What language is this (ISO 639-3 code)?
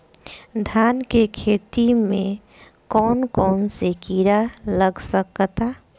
bho